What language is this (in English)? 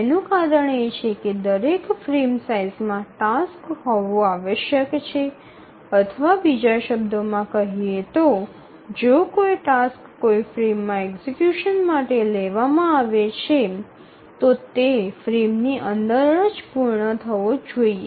Gujarati